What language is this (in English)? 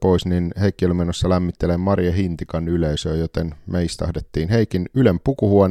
Finnish